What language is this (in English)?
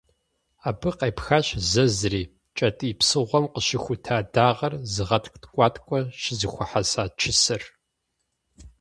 Kabardian